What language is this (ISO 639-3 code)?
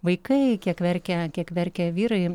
lit